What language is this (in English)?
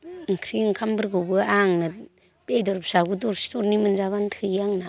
Bodo